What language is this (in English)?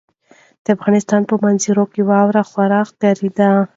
Pashto